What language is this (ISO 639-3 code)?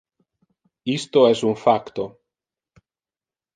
ina